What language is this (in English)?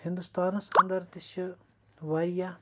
Kashmiri